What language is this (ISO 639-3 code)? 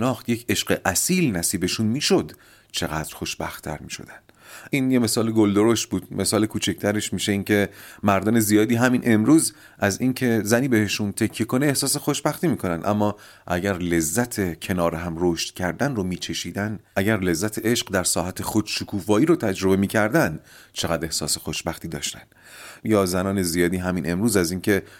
fas